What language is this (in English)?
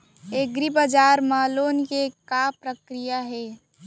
Chhattisgarhi